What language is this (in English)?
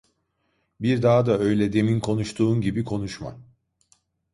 Turkish